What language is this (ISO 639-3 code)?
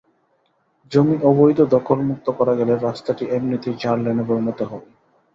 ben